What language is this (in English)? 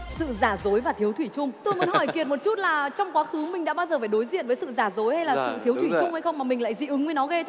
Vietnamese